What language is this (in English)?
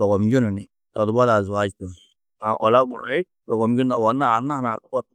Tedaga